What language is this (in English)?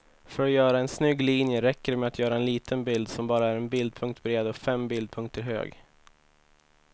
Swedish